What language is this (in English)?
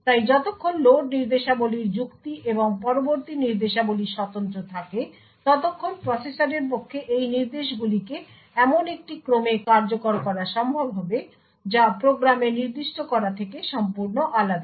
Bangla